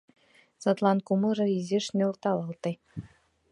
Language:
Mari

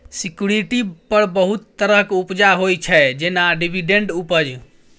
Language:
Maithili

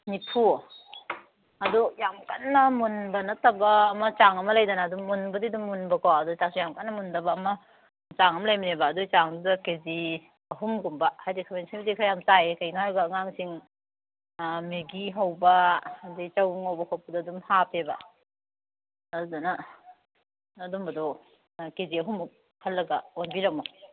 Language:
Manipuri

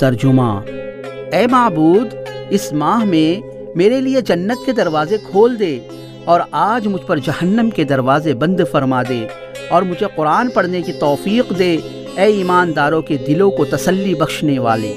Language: Urdu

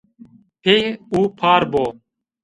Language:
Zaza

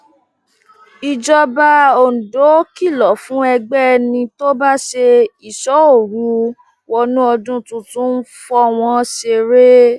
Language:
Yoruba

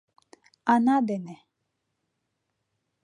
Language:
Mari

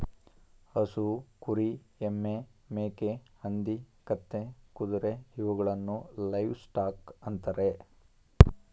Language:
Kannada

